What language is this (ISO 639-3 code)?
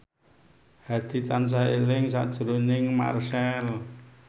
jav